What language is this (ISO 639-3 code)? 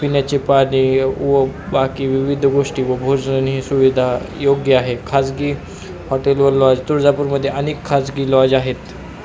mar